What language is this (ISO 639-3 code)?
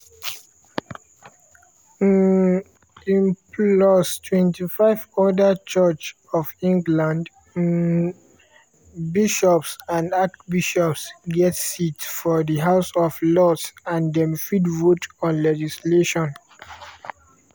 pcm